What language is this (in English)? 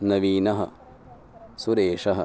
Sanskrit